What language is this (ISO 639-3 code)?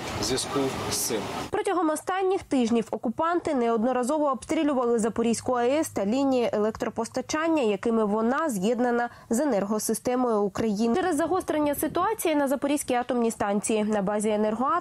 ukr